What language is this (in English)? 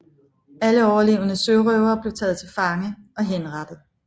Danish